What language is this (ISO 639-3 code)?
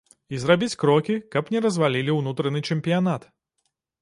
bel